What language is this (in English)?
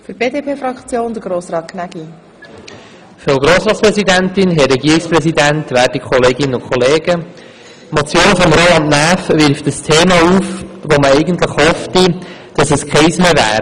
Swiss German